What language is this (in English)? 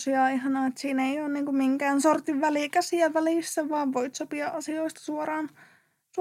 Finnish